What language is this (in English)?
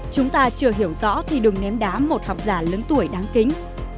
Vietnamese